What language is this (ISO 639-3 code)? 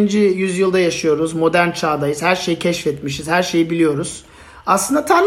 tur